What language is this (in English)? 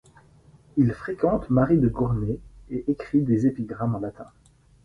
French